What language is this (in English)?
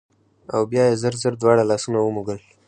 Pashto